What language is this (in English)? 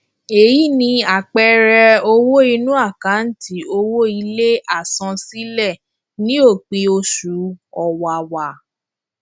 Yoruba